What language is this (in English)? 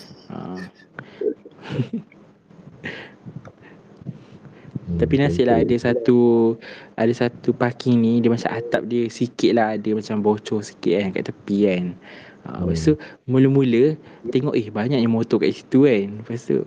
Malay